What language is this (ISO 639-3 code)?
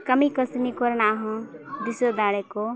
sat